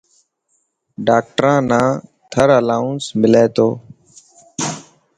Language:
Dhatki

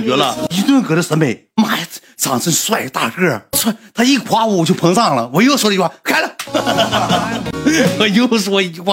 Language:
Chinese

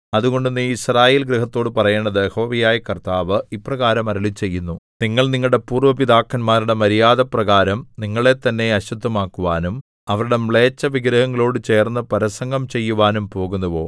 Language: Malayalam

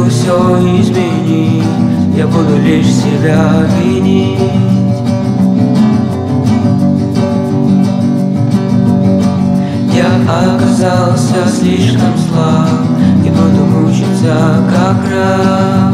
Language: Russian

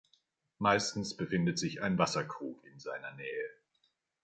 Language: German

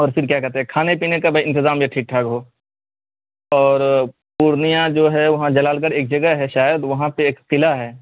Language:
Urdu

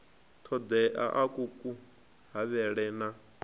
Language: Venda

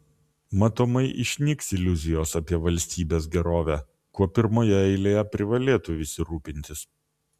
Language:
Lithuanian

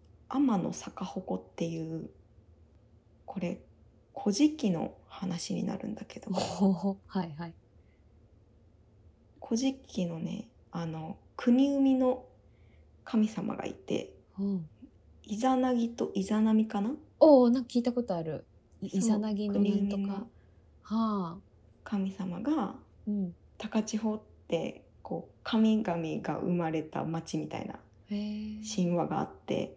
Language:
Japanese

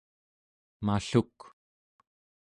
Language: Central Yupik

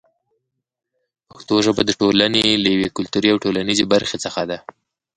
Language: Pashto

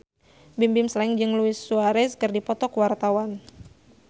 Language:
Sundanese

